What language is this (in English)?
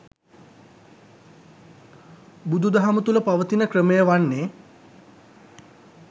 Sinhala